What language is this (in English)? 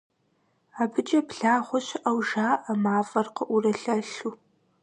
Kabardian